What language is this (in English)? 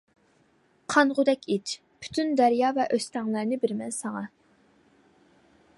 Uyghur